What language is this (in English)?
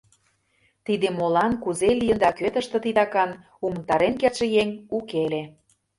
Mari